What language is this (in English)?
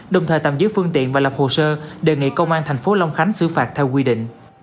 Vietnamese